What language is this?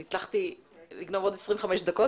Hebrew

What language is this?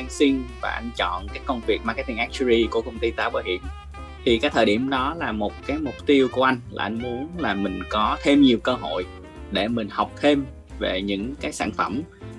Vietnamese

